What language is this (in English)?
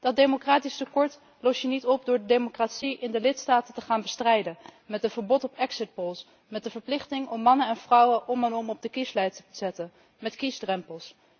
Dutch